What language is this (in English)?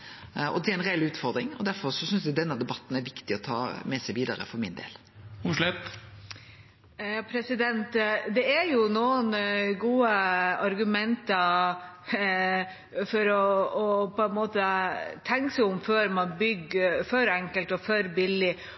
Norwegian